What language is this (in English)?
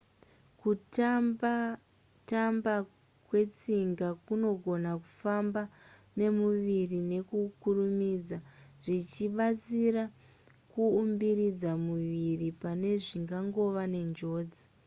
Shona